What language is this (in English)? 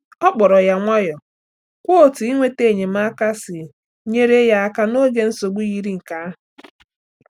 Igbo